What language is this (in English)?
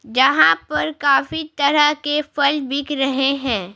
Hindi